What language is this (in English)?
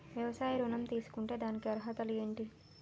Telugu